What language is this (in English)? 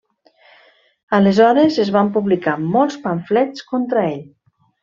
Catalan